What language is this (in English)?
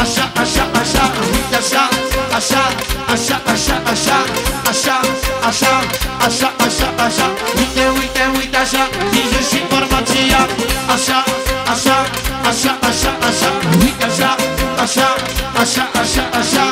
Romanian